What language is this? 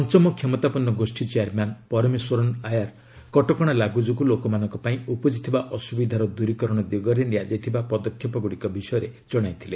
Odia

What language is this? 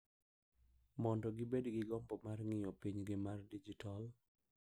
Luo (Kenya and Tanzania)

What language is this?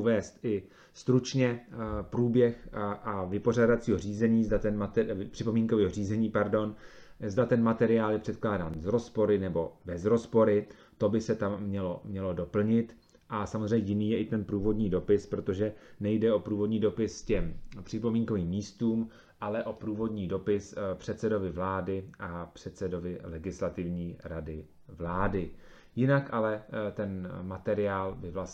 Czech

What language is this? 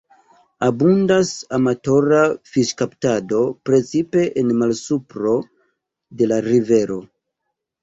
Esperanto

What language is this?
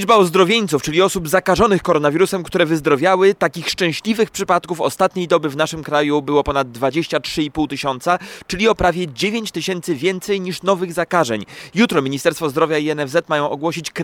Polish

